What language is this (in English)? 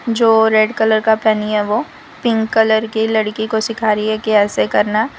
Hindi